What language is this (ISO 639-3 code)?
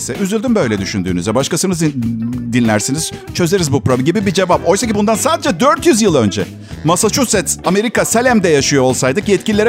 tur